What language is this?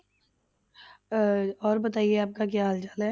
Punjabi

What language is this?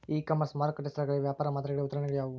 Kannada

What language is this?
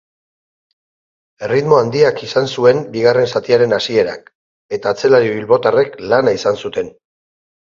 Basque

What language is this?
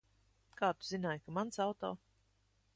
Latvian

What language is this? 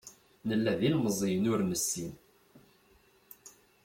Kabyle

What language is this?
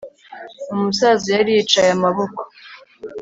Kinyarwanda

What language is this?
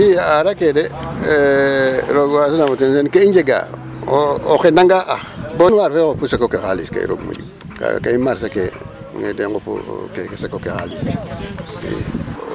Serer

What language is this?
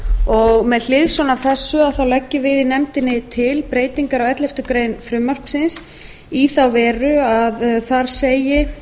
Icelandic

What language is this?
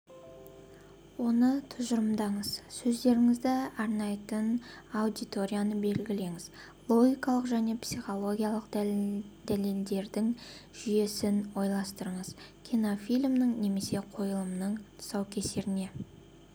Kazakh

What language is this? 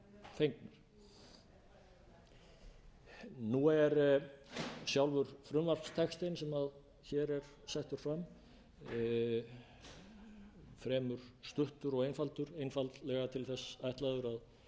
Icelandic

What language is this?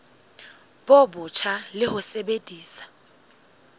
Southern Sotho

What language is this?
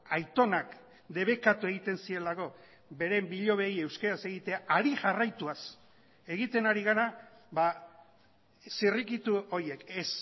Basque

